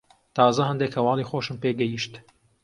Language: Central Kurdish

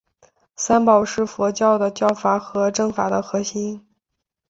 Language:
Chinese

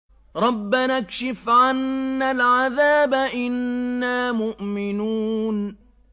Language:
Arabic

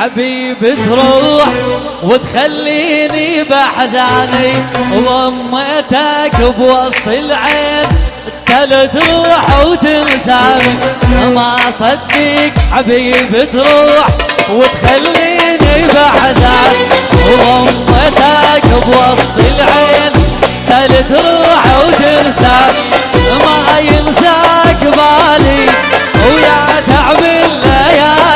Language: Arabic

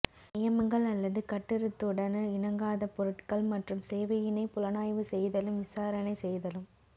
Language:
Tamil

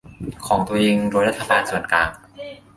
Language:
Thai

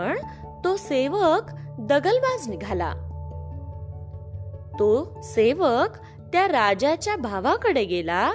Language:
Marathi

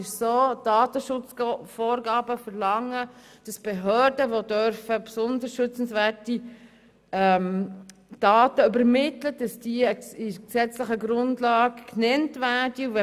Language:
Swiss German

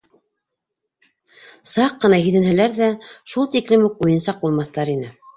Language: Bashkir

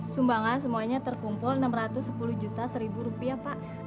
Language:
Indonesian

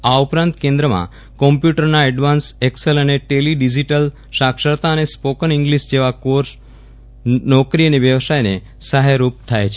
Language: Gujarati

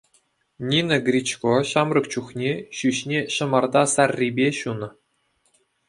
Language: Chuvash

